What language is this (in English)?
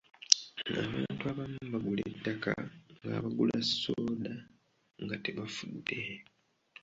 Ganda